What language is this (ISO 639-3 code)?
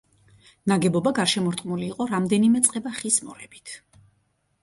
kat